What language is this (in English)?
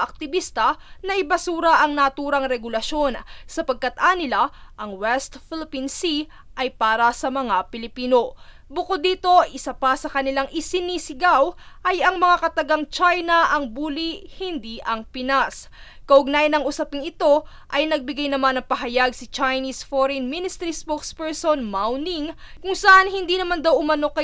Filipino